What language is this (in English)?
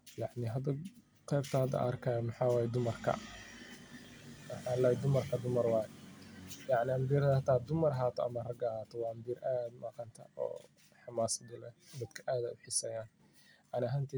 Somali